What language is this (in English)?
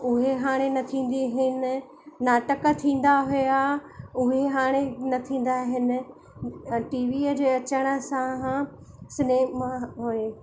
Sindhi